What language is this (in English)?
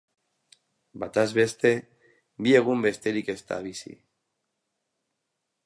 Basque